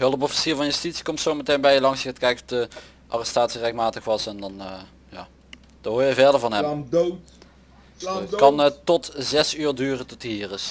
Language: Dutch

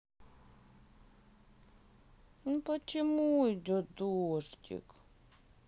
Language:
Russian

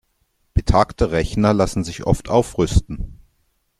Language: German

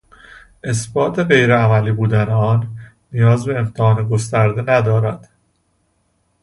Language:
Persian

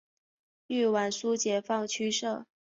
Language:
Chinese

